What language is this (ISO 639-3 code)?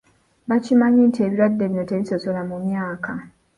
lug